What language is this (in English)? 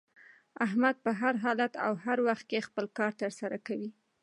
Pashto